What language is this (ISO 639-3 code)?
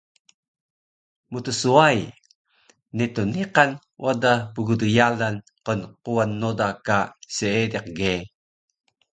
trv